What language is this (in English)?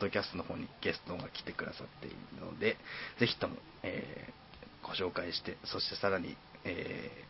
Japanese